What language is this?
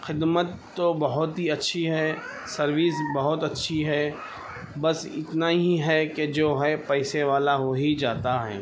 Urdu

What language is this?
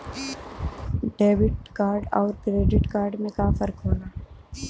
Bhojpuri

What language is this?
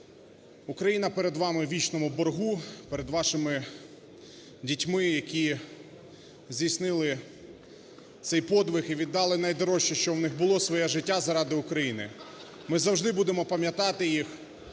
Ukrainian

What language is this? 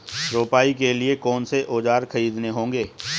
Hindi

